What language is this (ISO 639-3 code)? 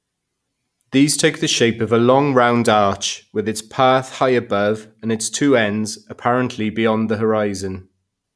eng